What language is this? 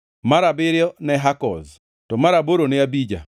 Luo (Kenya and Tanzania)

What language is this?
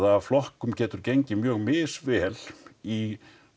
Icelandic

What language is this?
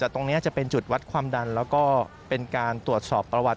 Thai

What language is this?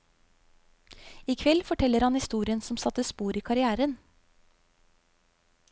Norwegian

